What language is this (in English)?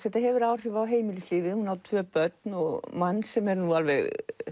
Icelandic